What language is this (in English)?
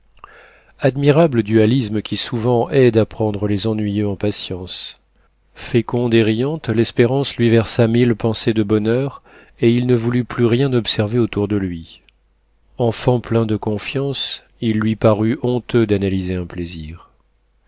French